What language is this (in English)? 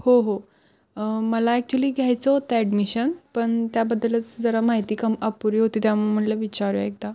Marathi